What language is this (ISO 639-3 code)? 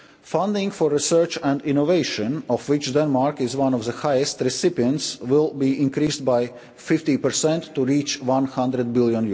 eng